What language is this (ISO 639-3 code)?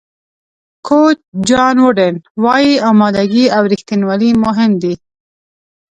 pus